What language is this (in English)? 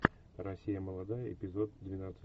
Russian